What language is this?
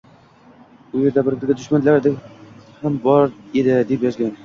Uzbek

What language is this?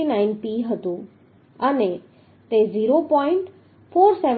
Gujarati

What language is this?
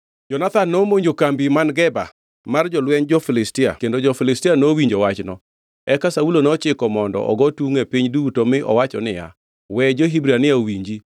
Luo (Kenya and Tanzania)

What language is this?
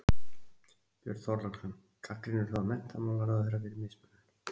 Icelandic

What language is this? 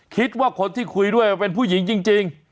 Thai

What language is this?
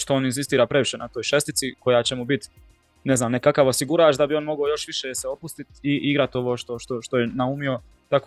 Croatian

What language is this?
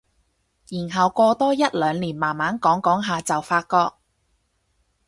Cantonese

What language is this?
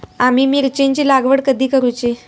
Marathi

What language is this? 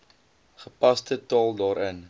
Afrikaans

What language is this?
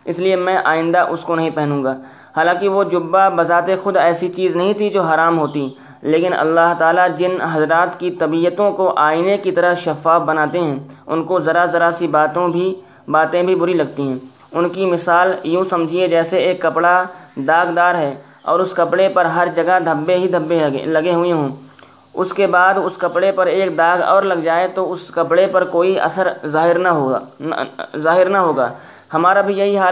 Urdu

